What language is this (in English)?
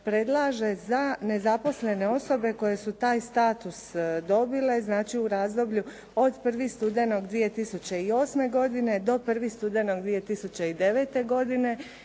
Croatian